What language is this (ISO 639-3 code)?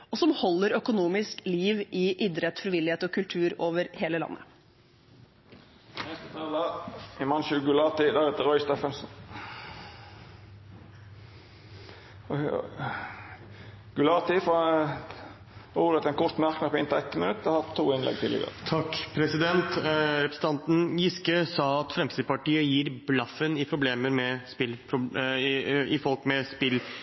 nor